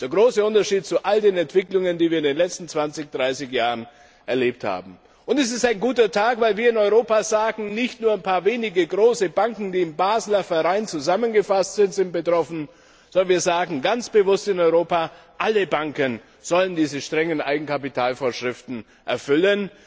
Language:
German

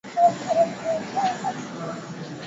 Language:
Swahili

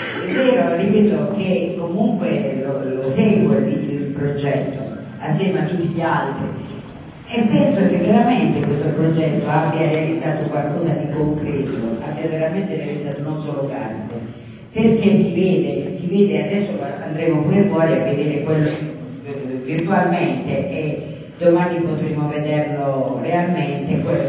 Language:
Italian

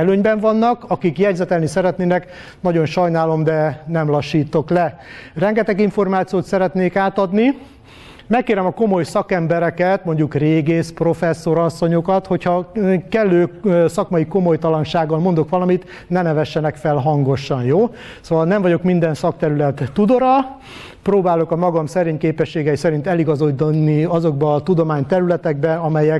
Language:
Hungarian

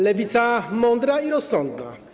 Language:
Polish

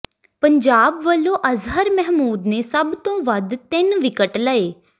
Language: Punjabi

